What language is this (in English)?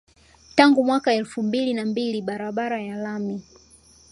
Swahili